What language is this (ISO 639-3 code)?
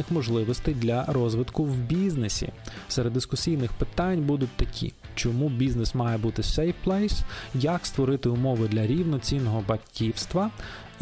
ukr